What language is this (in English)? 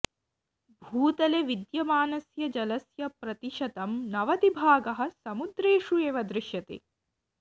Sanskrit